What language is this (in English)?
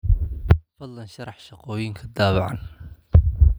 Somali